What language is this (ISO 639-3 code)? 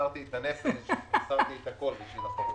heb